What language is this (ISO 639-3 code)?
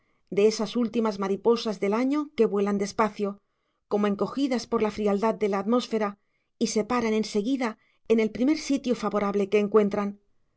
spa